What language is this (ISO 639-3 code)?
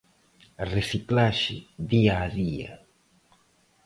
glg